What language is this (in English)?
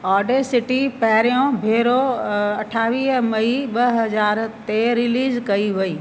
Sindhi